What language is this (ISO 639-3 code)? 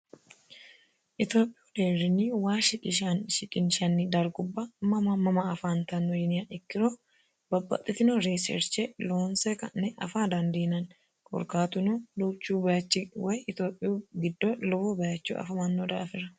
sid